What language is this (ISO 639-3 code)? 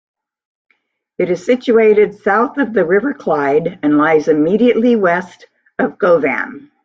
eng